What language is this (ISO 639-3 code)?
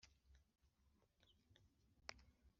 kin